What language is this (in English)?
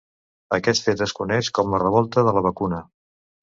Catalan